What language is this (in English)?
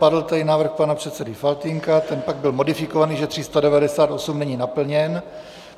Czech